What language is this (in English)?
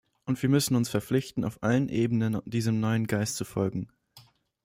German